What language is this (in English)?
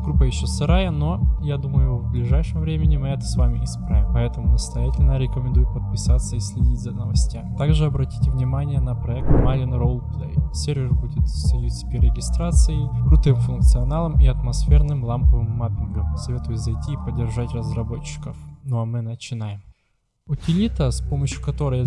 Russian